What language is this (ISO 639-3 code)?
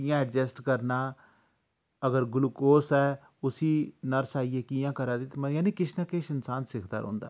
doi